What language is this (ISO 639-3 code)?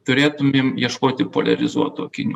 lit